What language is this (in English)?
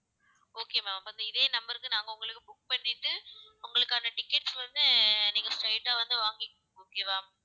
Tamil